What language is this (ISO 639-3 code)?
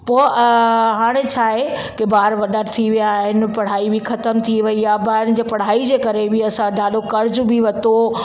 snd